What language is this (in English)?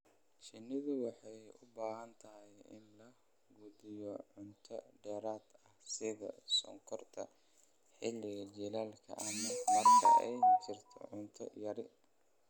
Somali